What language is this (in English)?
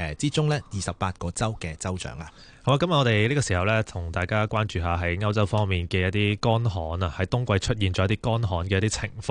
Chinese